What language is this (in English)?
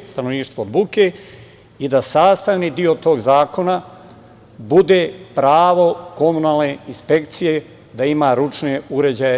Serbian